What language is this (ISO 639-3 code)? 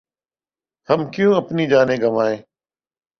urd